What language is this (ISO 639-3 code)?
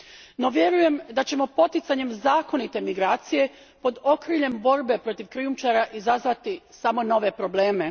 hrv